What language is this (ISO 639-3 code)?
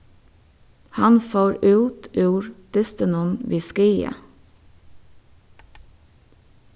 fao